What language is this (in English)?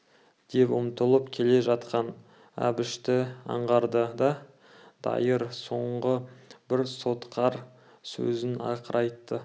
Kazakh